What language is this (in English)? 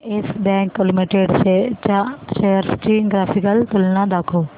Marathi